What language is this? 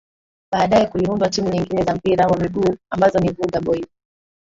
Swahili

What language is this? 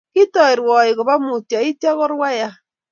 Kalenjin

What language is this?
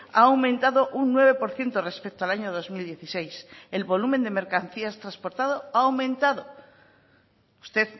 Spanish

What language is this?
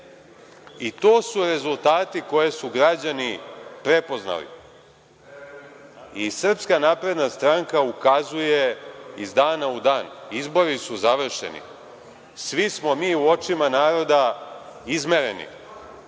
Serbian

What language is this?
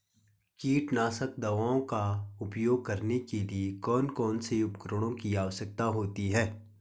Hindi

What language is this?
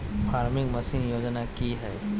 Magahi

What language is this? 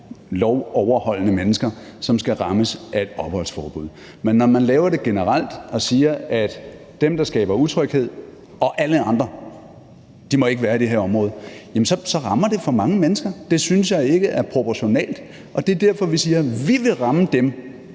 Danish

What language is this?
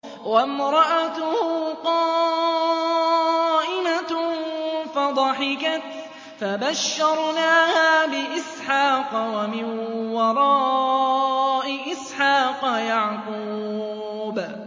Arabic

